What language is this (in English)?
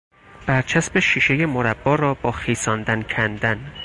Persian